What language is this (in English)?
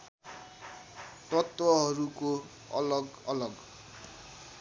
Nepali